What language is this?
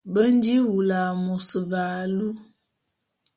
Bulu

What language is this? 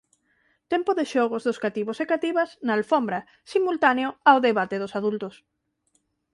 Galician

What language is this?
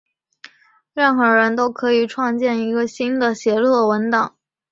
Chinese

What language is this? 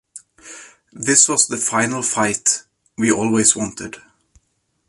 English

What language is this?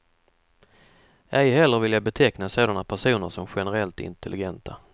Swedish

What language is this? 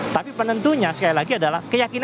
Indonesian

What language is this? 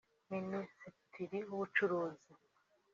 Kinyarwanda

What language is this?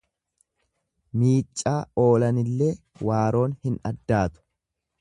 Oromo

